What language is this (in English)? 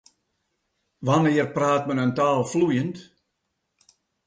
Western Frisian